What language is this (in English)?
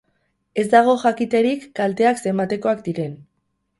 Basque